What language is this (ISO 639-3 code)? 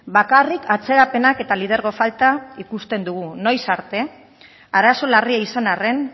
eus